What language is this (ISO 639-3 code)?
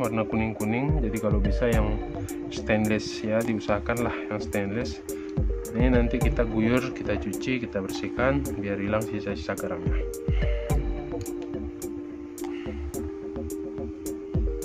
ind